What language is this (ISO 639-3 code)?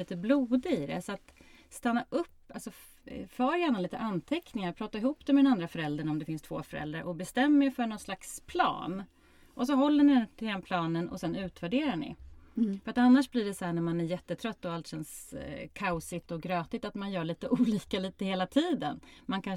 swe